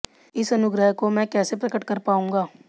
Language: Hindi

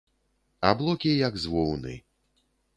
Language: Belarusian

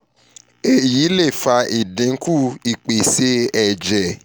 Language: Yoruba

